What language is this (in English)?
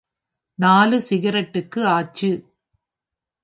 Tamil